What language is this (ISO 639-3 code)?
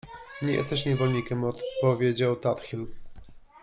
pol